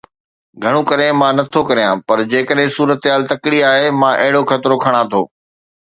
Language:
Sindhi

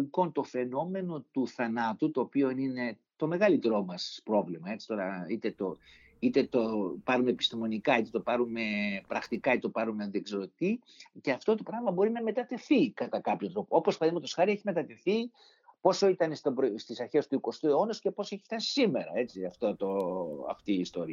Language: Greek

